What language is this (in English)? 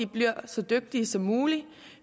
Danish